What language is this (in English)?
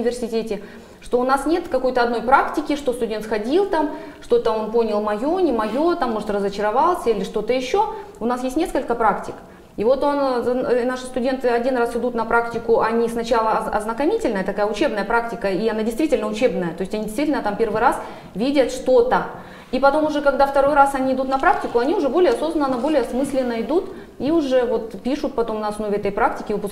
Russian